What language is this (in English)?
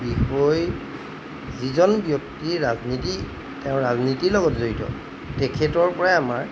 Assamese